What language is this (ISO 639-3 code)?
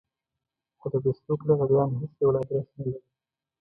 pus